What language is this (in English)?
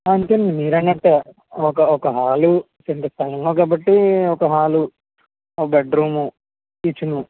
Telugu